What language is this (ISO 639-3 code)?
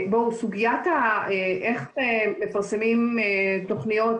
heb